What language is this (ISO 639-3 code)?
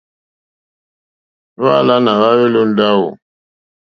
bri